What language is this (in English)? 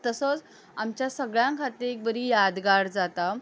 Konkani